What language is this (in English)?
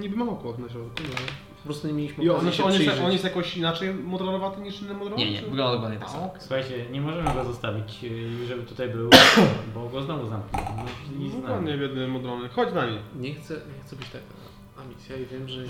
Polish